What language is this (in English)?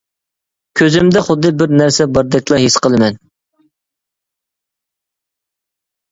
Uyghur